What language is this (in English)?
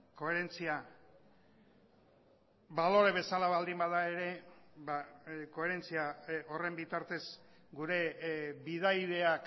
Basque